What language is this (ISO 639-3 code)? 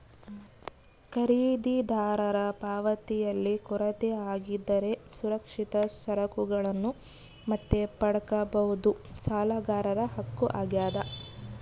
kan